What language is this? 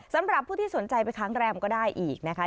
Thai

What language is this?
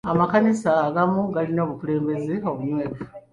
Ganda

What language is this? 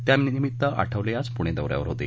Marathi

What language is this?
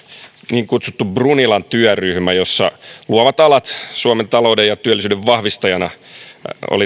Finnish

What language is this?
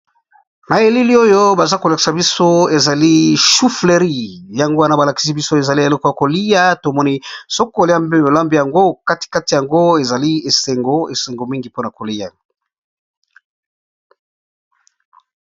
Lingala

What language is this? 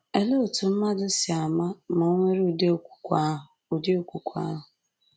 Igbo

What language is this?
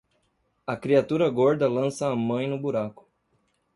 Portuguese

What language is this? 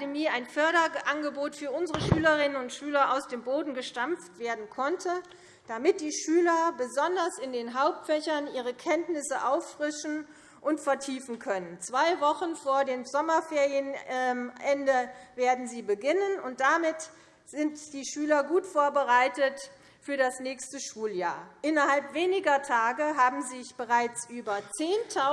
German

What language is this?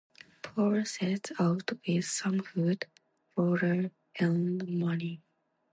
English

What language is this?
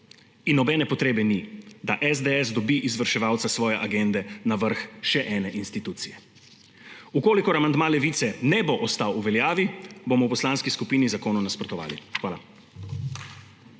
Slovenian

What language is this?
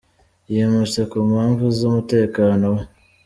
Kinyarwanda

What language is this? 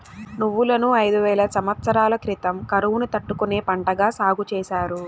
Telugu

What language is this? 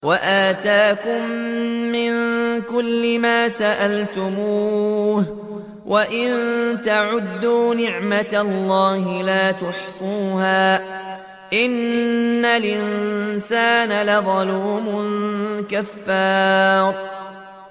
Arabic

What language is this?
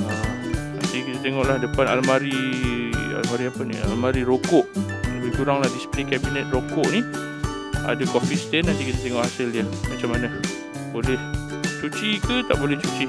Malay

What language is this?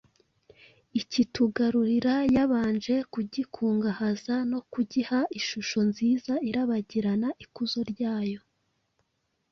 Kinyarwanda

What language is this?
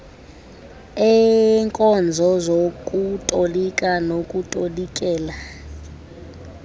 Xhosa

